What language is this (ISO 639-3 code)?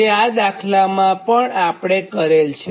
guj